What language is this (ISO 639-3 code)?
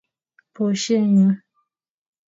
kln